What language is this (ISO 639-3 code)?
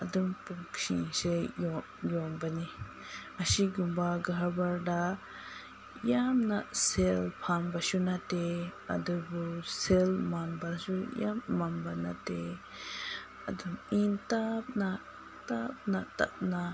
mni